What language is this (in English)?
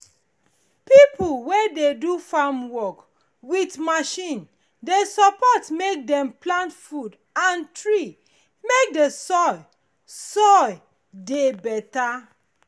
Nigerian Pidgin